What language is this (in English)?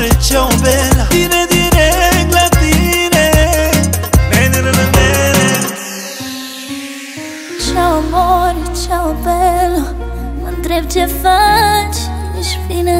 Romanian